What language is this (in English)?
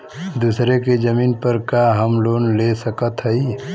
Bhojpuri